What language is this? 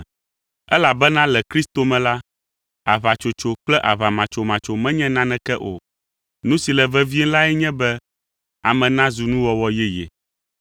Ewe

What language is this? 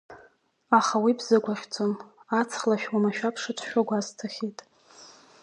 Abkhazian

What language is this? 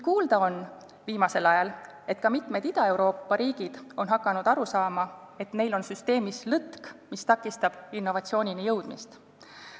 Estonian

